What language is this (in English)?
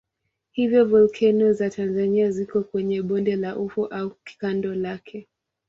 Swahili